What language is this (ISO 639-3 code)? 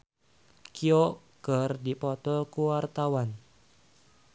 sun